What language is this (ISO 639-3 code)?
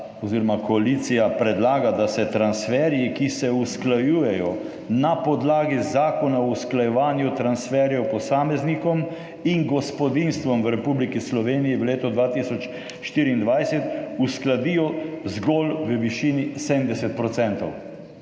slv